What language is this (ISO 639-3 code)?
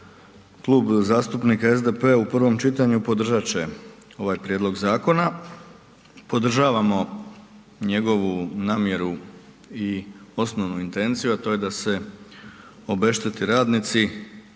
hrv